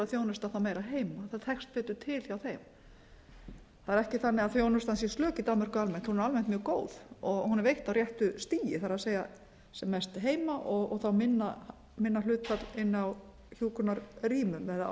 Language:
Icelandic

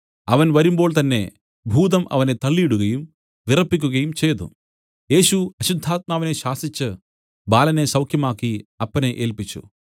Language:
Malayalam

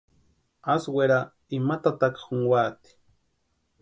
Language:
Western Highland Purepecha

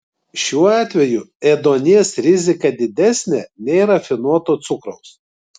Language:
Lithuanian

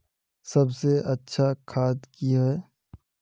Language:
Magahi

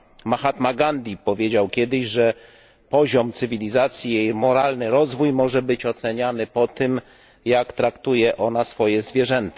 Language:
Polish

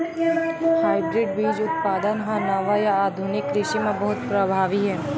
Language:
Chhattisgarhi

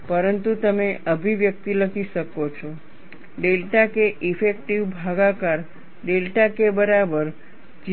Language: Gujarati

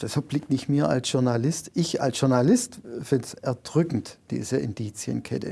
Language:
German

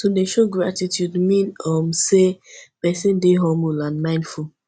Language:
Nigerian Pidgin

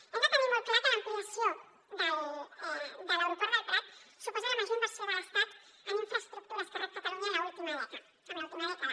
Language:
Catalan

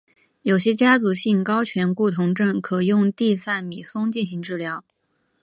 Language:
Chinese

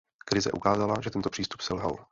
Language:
Czech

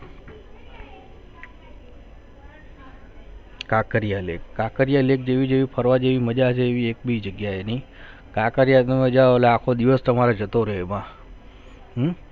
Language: Gujarati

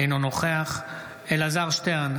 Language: Hebrew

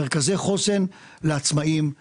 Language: Hebrew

